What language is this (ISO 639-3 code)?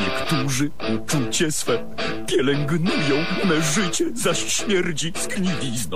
pol